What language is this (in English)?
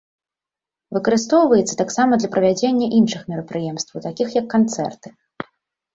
Belarusian